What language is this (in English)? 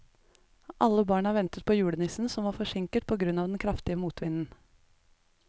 Norwegian